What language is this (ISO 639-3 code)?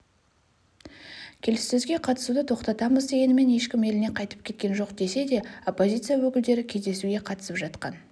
kaz